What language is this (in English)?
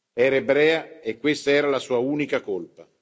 Italian